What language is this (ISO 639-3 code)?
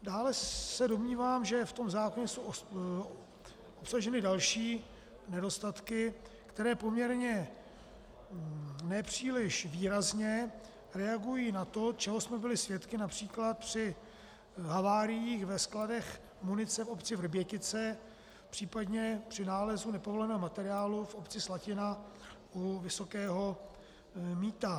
ces